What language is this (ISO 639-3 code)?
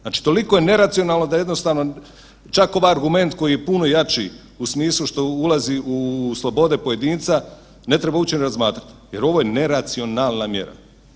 hrv